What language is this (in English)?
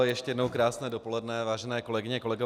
Czech